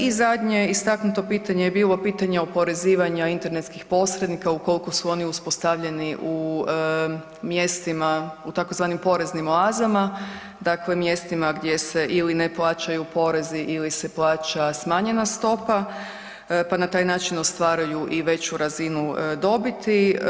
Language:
Croatian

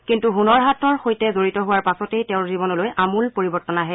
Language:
Assamese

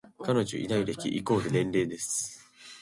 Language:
Japanese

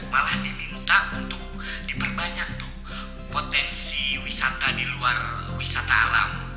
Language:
Indonesian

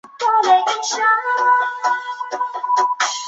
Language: Chinese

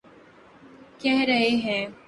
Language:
Urdu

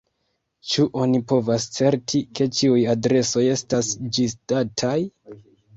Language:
Esperanto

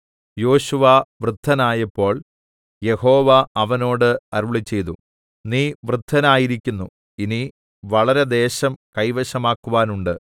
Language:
Malayalam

